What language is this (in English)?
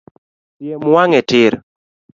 Luo (Kenya and Tanzania)